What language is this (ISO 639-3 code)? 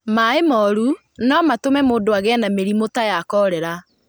kik